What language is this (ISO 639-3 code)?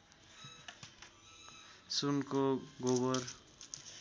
nep